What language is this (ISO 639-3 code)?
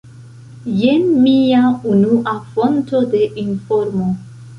epo